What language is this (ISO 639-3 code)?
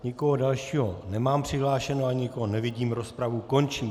ces